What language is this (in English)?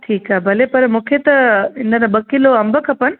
Sindhi